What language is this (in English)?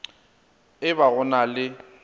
Northern Sotho